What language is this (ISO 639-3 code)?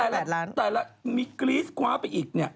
tha